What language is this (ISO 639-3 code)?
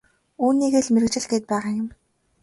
mon